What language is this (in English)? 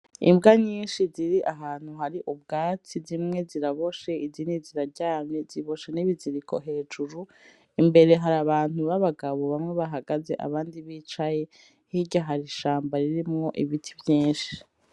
Rundi